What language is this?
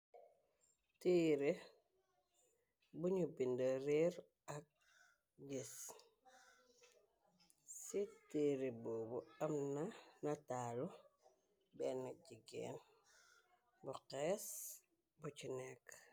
Wolof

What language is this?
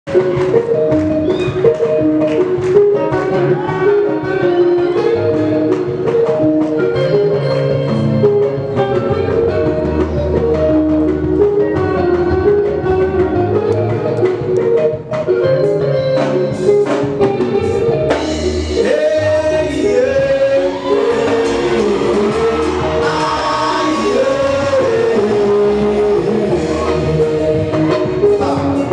Arabic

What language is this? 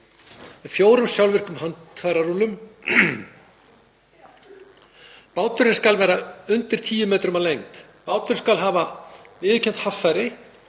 Icelandic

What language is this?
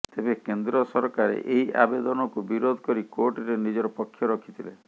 Odia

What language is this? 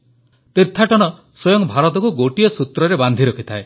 Odia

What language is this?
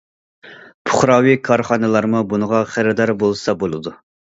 Uyghur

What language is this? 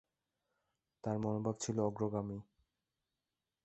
Bangla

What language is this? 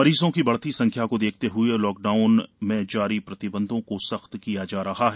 Hindi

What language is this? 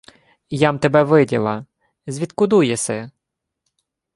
Ukrainian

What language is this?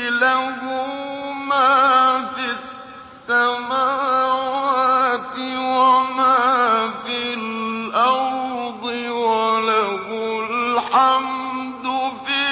Arabic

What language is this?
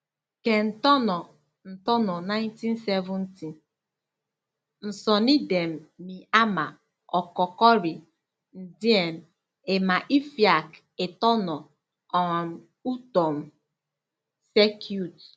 Igbo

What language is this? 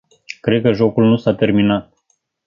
Romanian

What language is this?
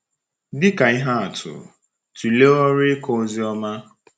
Igbo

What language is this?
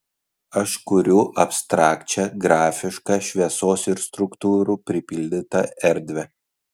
Lithuanian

